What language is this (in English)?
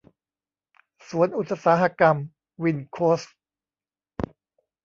Thai